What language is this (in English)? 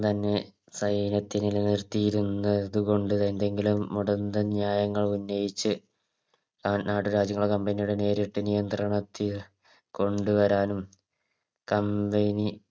Malayalam